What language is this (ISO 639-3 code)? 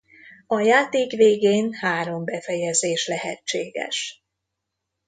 hun